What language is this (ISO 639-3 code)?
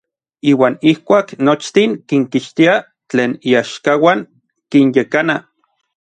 nlv